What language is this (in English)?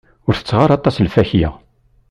Kabyle